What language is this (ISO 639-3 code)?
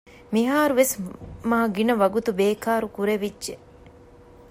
div